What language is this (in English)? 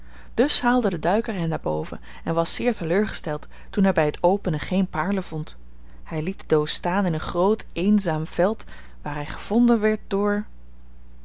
Dutch